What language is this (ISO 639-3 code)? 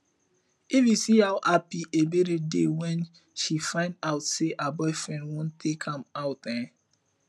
pcm